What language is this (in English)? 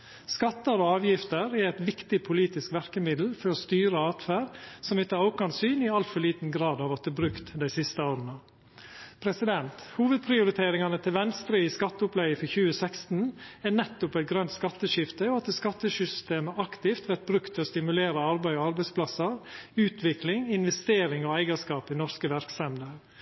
Norwegian Nynorsk